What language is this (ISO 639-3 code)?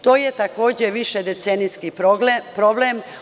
srp